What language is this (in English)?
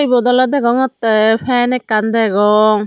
Chakma